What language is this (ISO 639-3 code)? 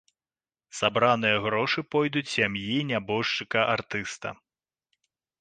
bel